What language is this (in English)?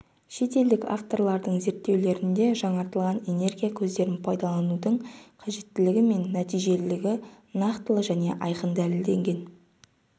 Kazakh